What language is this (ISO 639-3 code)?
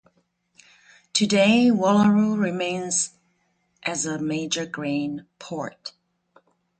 eng